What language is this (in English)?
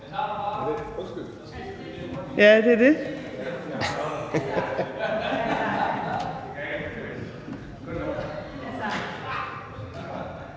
Danish